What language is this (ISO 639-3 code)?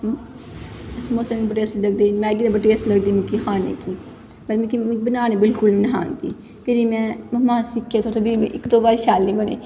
doi